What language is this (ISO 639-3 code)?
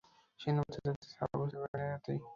ben